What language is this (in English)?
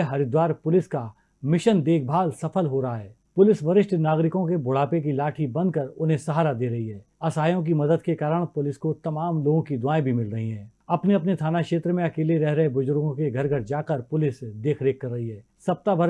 Hindi